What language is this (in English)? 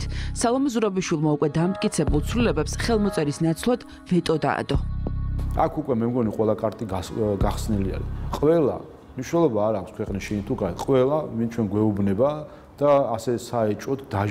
Romanian